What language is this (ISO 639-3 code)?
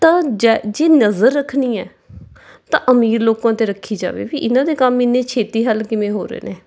pan